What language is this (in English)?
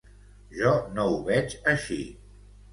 Catalan